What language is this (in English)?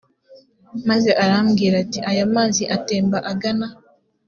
Kinyarwanda